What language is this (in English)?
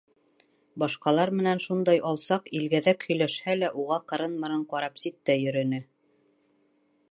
Bashkir